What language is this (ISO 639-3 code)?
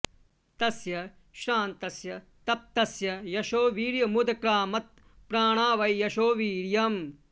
san